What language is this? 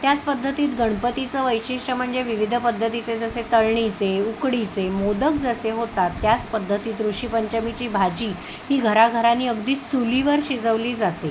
Marathi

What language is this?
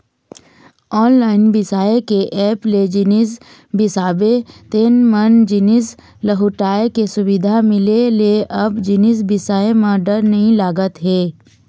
Chhattisgarhi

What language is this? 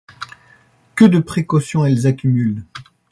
French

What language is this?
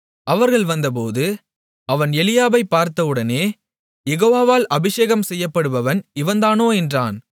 Tamil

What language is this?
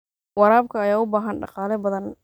Somali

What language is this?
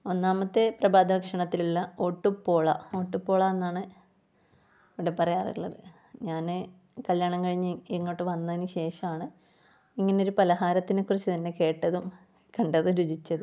Malayalam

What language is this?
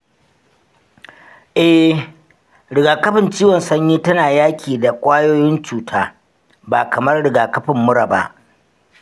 Hausa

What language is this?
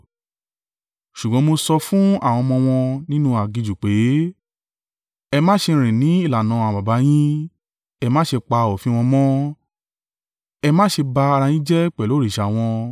Yoruba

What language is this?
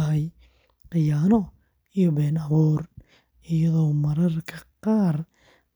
Somali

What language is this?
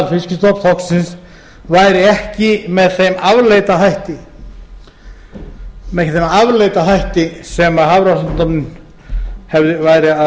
Icelandic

